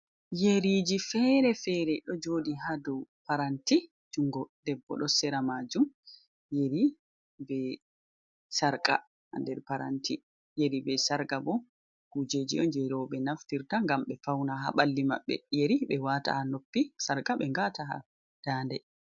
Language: Fula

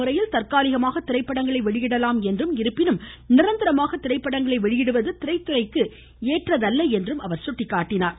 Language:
Tamil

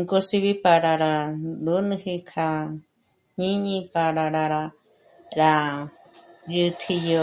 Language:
Michoacán Mazahua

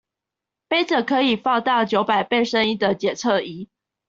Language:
Chinese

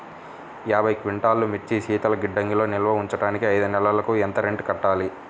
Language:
Telugu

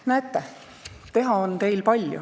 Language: Estonian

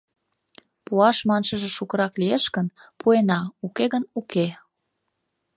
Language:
Mari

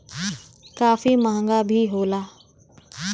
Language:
Bhojpuri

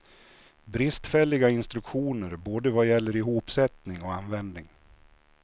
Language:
Swedish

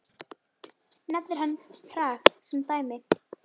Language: Icelandic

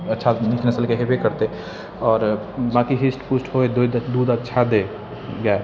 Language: Maithili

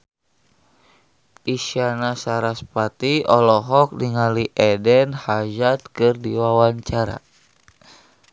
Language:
Sundanese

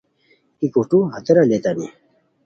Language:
Khowar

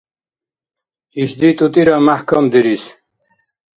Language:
Dargwa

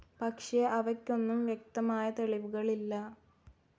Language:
Malayalam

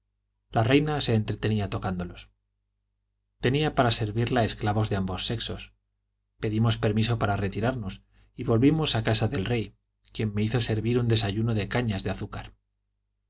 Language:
Spanish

